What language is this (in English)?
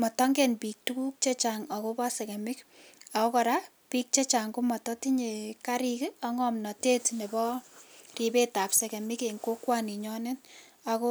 Kalenjin